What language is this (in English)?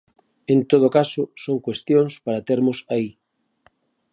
Galician